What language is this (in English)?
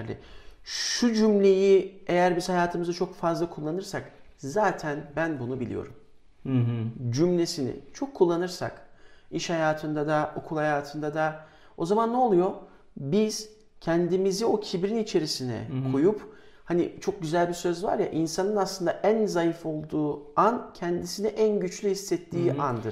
Turkish